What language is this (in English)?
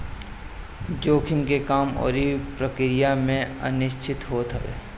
Bhojpuri